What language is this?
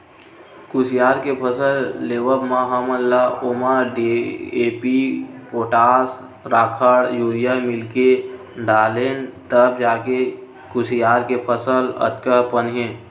Chhattisgarhi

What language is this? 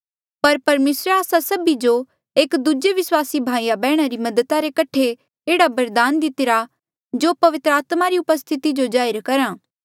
Mandeali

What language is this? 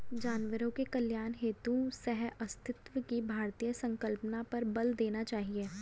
Hindi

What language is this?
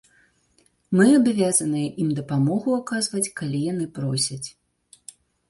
Belarusian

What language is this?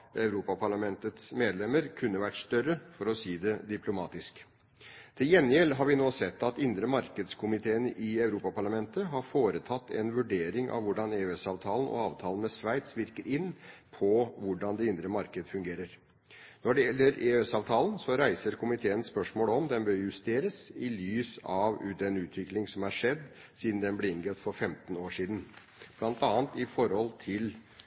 Norwegian Bokmål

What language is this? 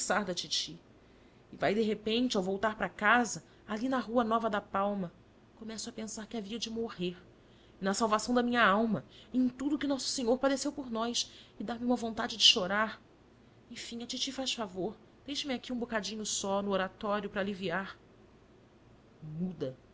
Portuguese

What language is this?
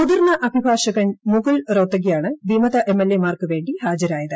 Malayalam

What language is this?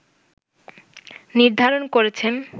Bangla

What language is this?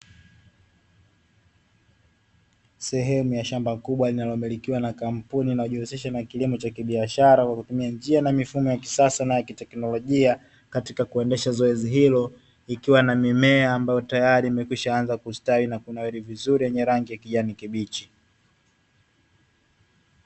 Swahili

